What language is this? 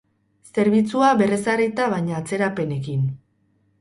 Basque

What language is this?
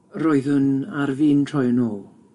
Welsh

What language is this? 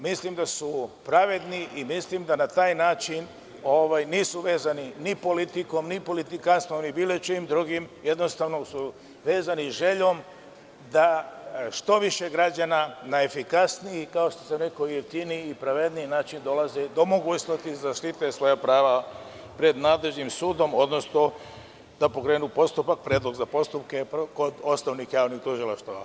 Serbian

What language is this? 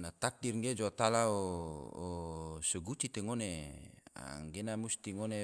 Tidore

